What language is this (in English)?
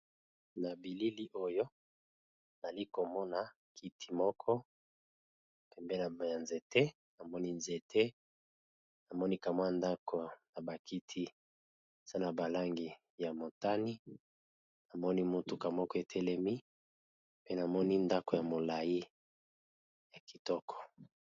Lingala